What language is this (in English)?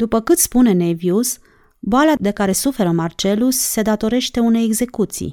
Romanian